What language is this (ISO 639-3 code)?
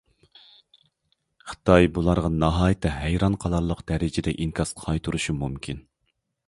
uig